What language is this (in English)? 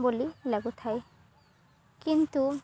Odia